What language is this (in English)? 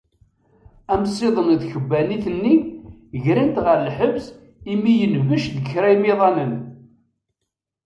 Kabyle